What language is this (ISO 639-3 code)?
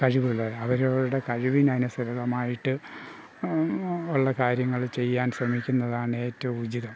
mal